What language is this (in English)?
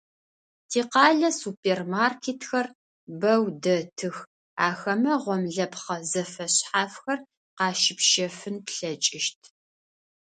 Adyghe